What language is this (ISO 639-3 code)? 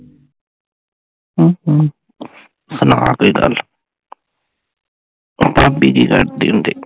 pan